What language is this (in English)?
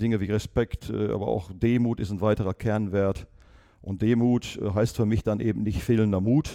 German